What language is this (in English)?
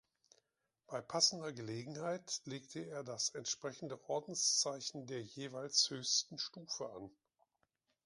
German